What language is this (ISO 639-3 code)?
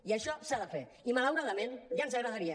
cat